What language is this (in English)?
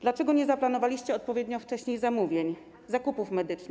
Polish